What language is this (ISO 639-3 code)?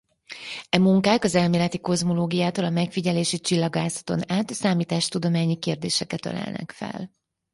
hun